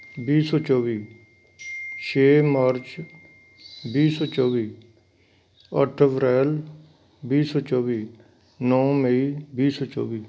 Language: Punjabi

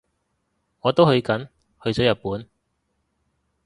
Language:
Cantonese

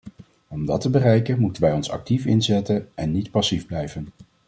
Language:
Dutch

